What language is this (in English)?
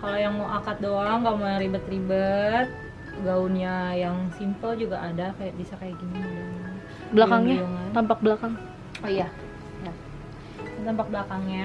Indonesian